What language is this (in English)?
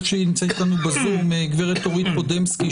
Hebrew